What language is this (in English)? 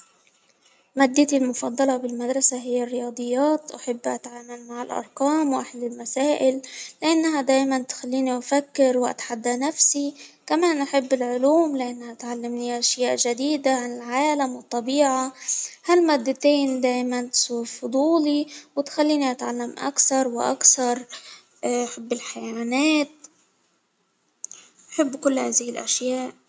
Hijazi Arabic